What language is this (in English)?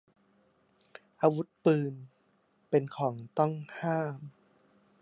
Thai